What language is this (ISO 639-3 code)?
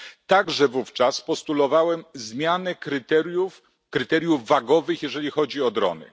pol